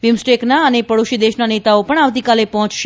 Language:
Gujarati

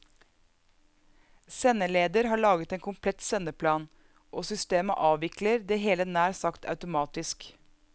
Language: Norwegian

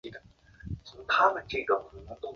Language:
Chinese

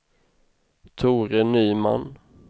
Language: Swedish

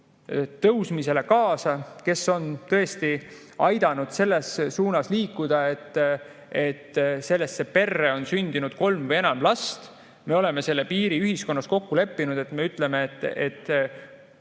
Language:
Estonian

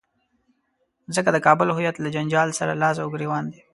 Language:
Pashto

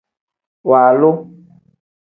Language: Tem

